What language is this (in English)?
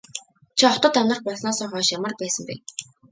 Mongolian